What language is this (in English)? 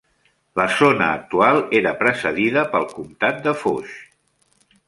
Catalan